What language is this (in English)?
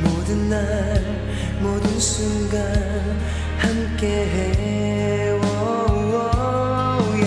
Korean